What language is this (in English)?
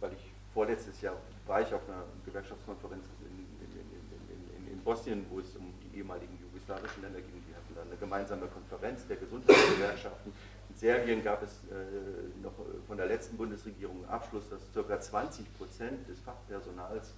German